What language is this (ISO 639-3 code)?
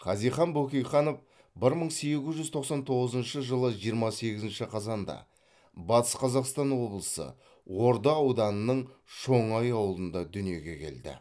kaz